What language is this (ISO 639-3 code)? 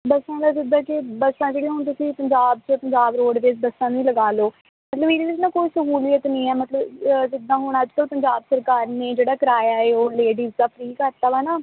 pan